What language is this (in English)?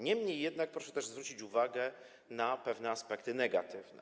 Polish